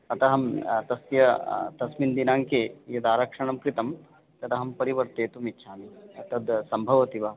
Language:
Sanskrit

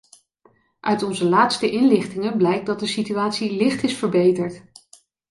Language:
Dutch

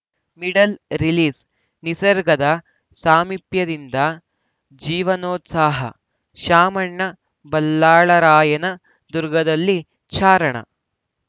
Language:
Kannada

